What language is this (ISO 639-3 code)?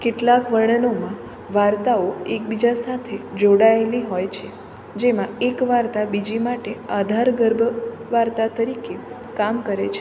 guj